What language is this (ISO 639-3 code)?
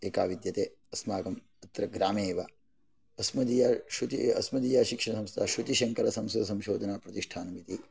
san